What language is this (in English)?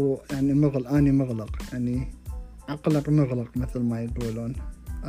Arabic